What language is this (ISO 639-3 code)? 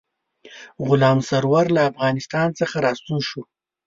pus